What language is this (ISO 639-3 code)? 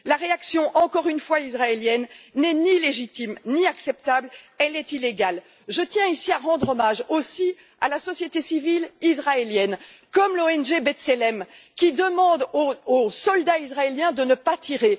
fra